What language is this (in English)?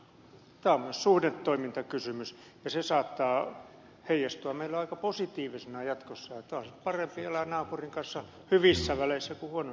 Finnish